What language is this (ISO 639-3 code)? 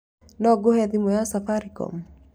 kik